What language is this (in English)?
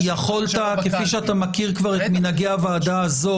Hebrew